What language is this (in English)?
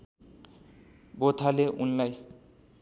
Nepali